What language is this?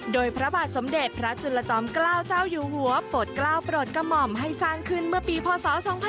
Thai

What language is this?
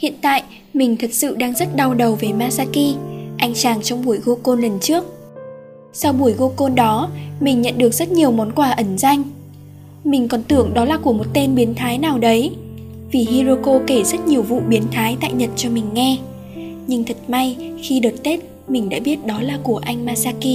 Vietnamese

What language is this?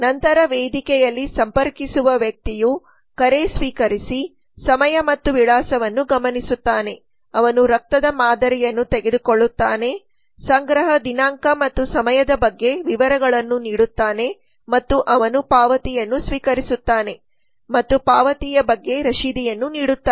Kannada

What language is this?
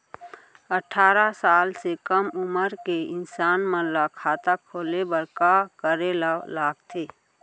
Chhattisgarhi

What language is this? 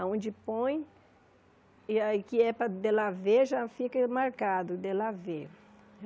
Portuguese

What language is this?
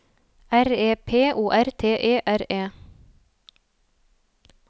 Norwegian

